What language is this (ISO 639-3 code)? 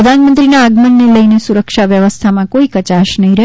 guj